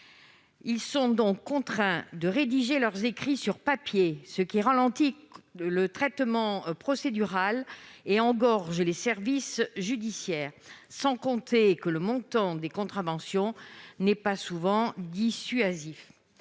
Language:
French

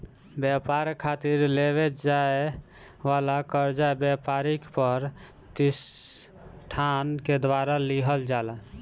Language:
Bhojpuri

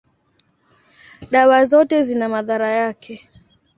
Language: Swahili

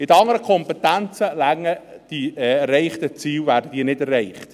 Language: Swiss German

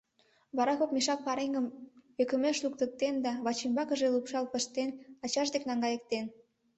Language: Mari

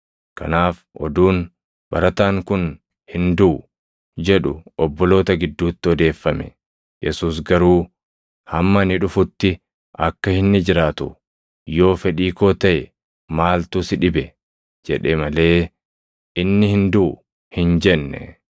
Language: Oromo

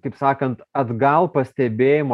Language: Lithuanian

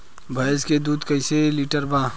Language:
Bhojpuri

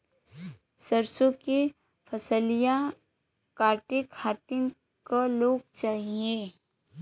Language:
Bhojpuri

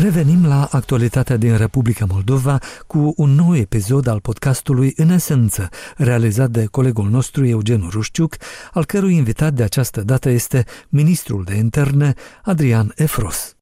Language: Romanian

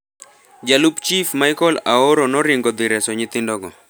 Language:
Luo (Kenya and Tanzania)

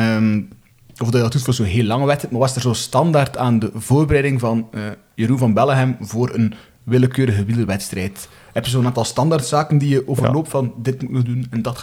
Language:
Dutch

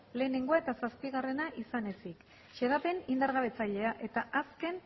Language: Basque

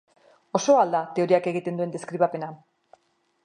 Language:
Basque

